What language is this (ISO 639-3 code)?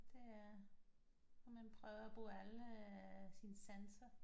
dan